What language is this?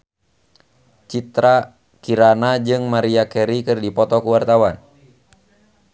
Sundanese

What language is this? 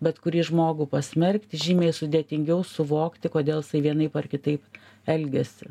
Lithuanian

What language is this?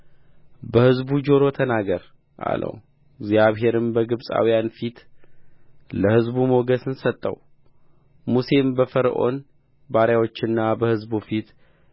Amharic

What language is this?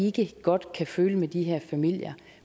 Danish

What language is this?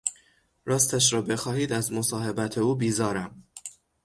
Persian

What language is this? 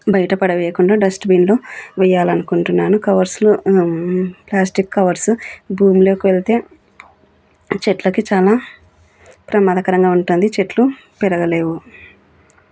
Telugu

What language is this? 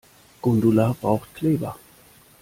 German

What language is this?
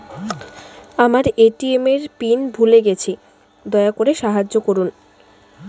Bangla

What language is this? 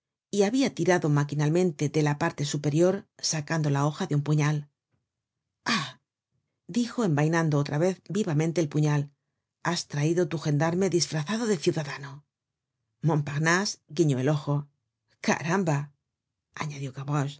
Spanish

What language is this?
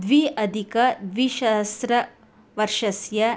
Sanskrit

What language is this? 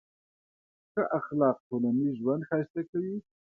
Pashto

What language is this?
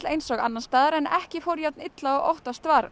Icelandic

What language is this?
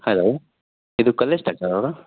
Kannada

